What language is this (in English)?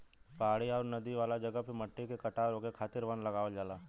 Bhojpuri